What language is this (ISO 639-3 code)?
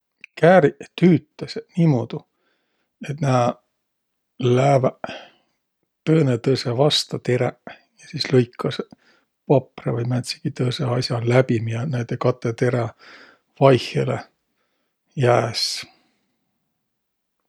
vro